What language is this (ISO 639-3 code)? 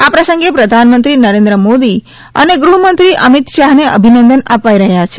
guj